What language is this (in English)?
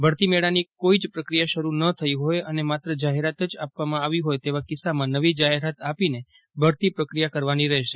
Gujarati